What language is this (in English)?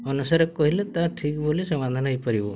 Odia